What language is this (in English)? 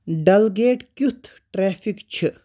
Kashmiri